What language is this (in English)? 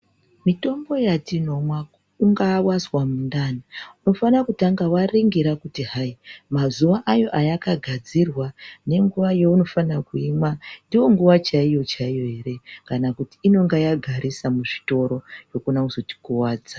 Ndau